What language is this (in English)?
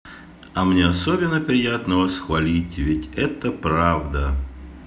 Russian